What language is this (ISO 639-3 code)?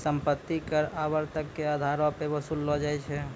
mai